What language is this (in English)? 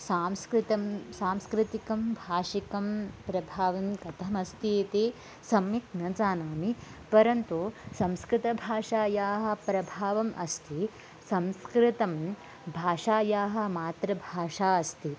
Sanskrit